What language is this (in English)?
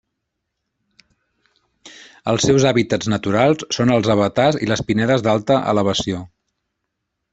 Catalan